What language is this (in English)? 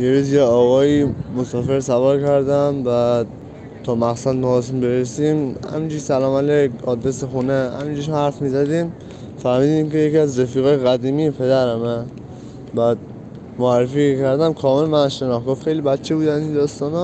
Persian